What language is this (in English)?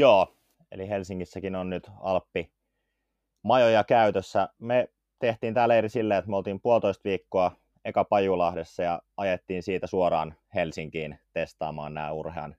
Finnish